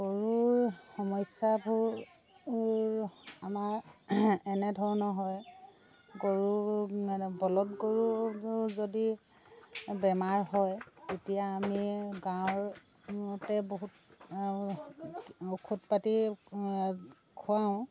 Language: Assamese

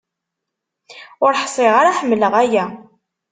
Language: Kabyle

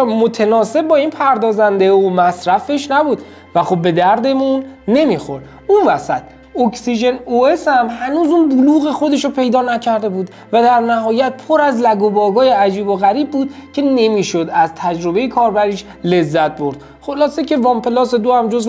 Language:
Persian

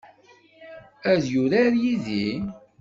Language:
Kabyle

